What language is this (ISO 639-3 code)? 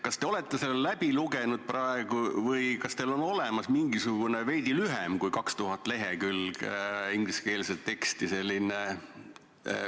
est